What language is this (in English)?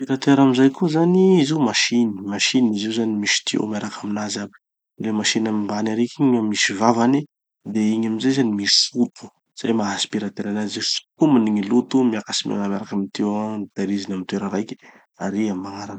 Tanosy Malagasy